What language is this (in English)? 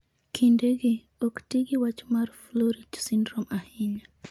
Luo (Kenya and Tanzania)